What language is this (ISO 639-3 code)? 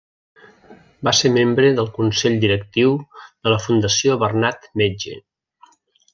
cat